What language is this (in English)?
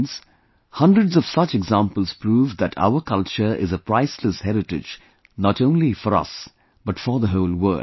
English